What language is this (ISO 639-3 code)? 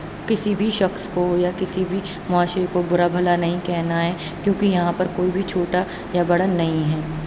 urd